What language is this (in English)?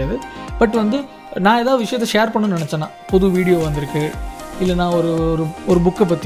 Tamil